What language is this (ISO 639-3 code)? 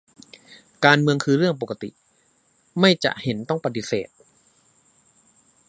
tha